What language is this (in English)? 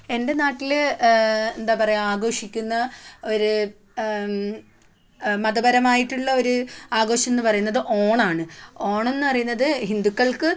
Malayalam